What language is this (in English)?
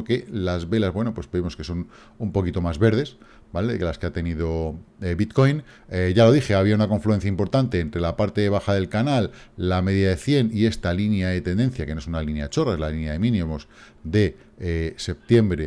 Spanish